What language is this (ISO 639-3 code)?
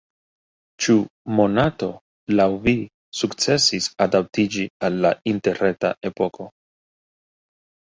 epo